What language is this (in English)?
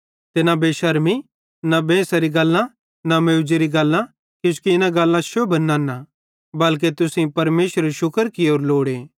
Bhadrawahi